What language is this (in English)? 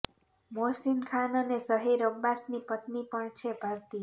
Gujarati